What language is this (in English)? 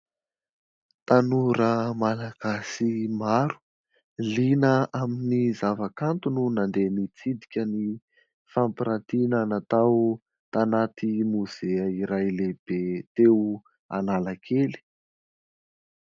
Malagasy